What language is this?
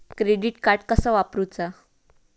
Marathi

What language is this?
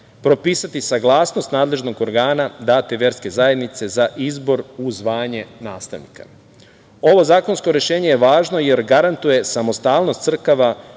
Serbian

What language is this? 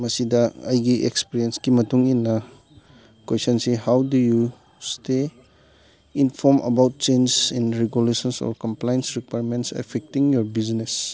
Manipuri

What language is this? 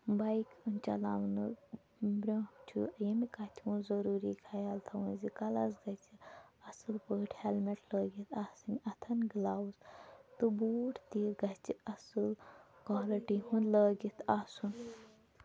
Kashmiri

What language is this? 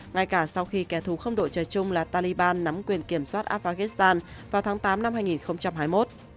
Vietnamese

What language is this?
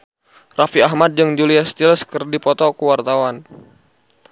Sundanese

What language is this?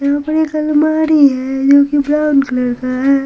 Hindi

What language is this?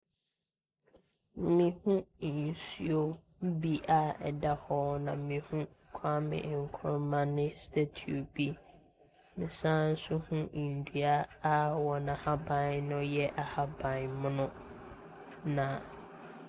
Akan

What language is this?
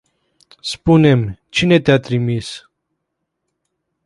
Romanian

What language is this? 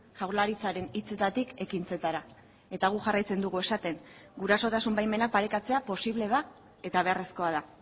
Basque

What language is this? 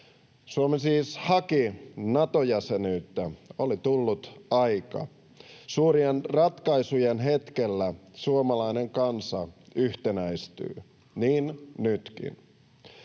Finnish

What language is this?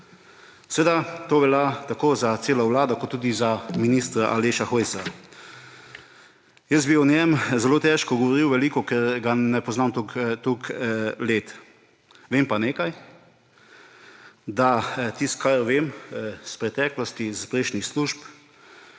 Slovenian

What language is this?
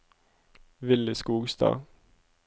Norwegian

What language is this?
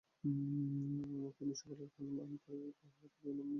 Bangla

